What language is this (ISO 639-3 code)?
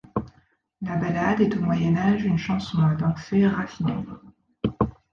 fra